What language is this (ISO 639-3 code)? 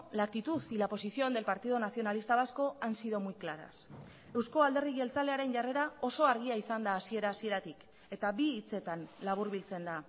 eus